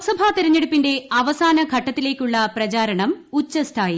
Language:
Malayalam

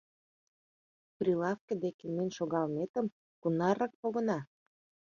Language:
Mari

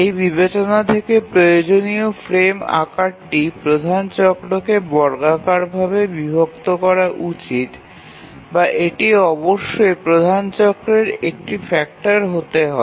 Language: Bangla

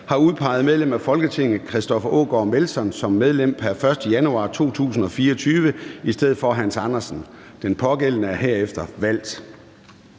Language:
Danish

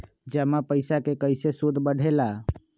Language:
Magahi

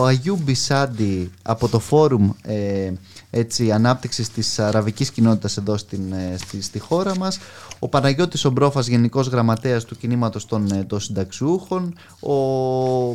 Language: Greek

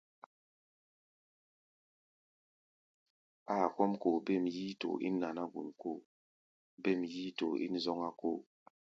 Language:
Gbaya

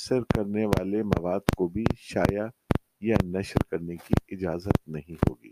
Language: Urdu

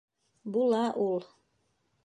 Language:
Bashkir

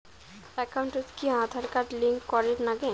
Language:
Bangla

